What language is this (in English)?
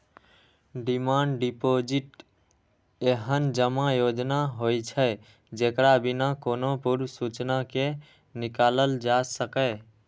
Maithili